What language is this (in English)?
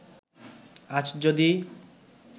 Bangla